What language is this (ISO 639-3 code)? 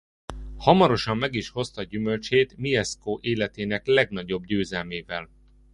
hun